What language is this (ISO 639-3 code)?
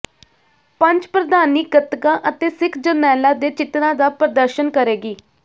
pan